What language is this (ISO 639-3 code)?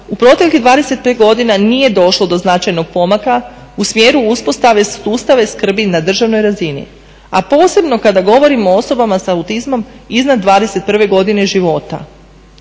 hrv